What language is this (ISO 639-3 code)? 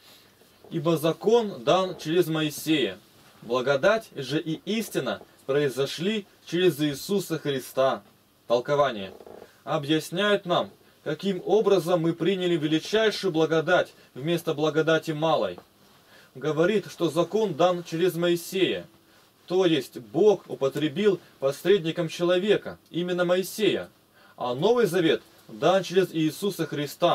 rus